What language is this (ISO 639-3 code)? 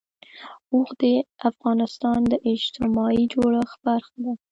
pus